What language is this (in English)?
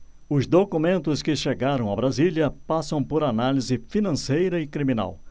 Portuguese